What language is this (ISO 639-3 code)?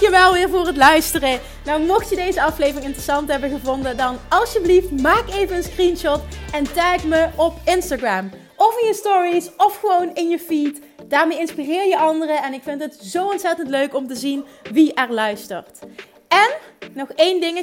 nld